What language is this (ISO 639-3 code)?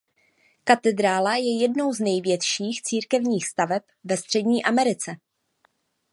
ces